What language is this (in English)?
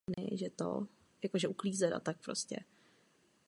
Czech